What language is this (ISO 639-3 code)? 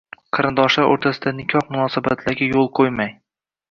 uzb